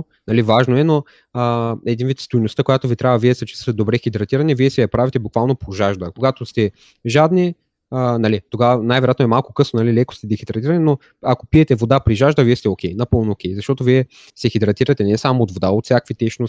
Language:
Bulgarian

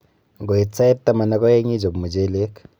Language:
Kalenjin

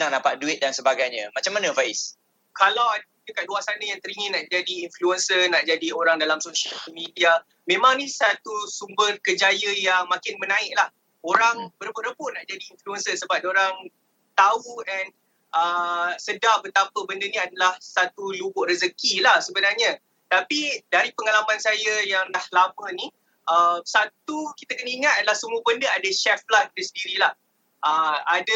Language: Malay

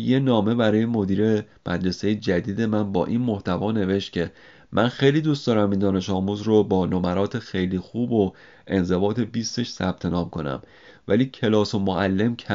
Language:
Persian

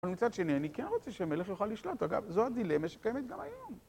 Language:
Hebrew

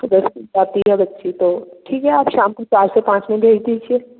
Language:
Hindi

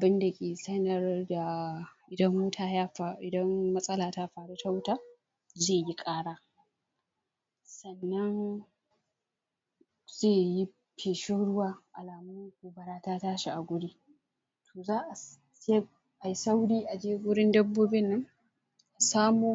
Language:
Hausa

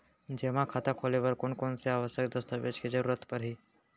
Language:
Chhattisgarhi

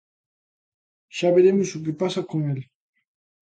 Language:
Galician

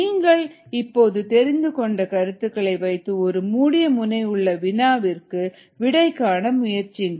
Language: Tamil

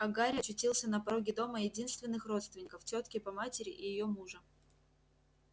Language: Russian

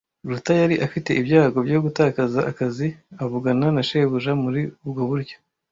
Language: Kinyarwanda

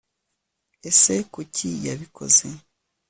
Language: Kinyarwanda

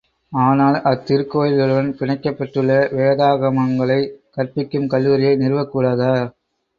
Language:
Tamil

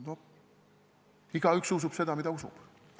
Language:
Estonian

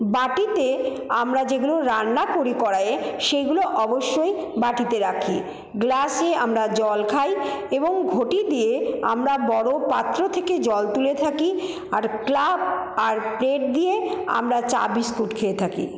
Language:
Bangla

